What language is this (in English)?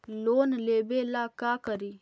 Magahi